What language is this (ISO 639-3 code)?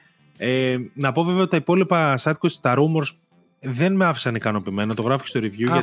ell